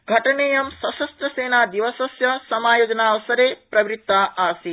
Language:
Sanskrit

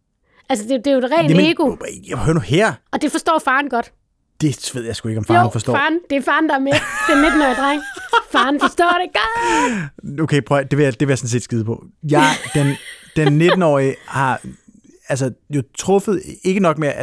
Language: Danish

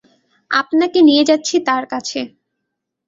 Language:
Bangla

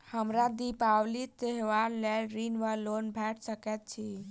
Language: Maithili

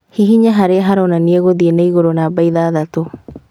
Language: Kikuyu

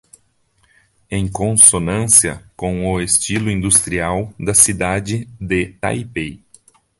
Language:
Portuguese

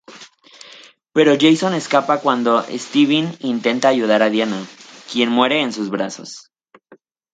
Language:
Spanish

